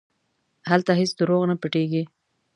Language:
Pashto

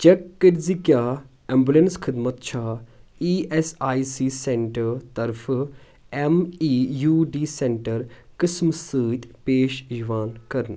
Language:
Kashmiri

